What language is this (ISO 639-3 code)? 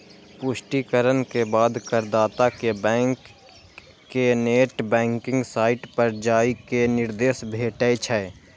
mai